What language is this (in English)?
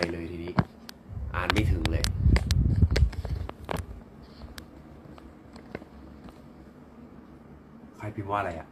Thai